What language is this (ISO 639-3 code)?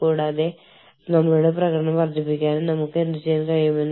mal